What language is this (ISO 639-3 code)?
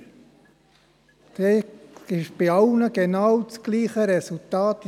gsw